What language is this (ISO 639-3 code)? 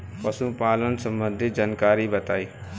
bho